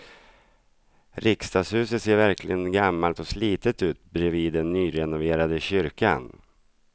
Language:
Swedish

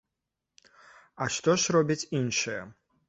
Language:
Belarusian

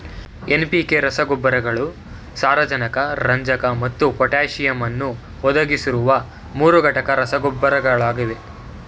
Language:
Kannada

